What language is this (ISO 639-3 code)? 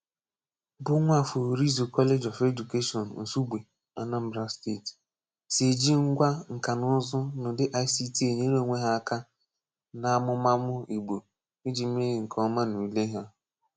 ibo